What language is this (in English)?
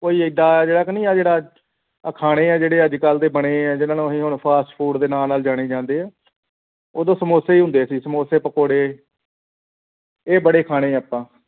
Punjabi